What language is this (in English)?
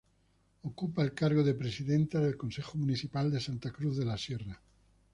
Spanish